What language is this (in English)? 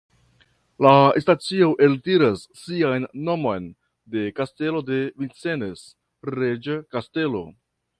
Esperanto